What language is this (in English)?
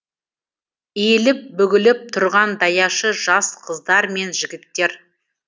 Kazakh